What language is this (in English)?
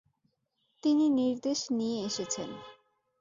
Bangla